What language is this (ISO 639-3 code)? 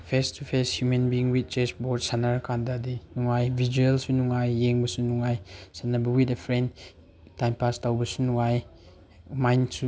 mni